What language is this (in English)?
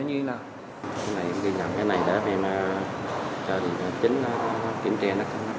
Vietnamese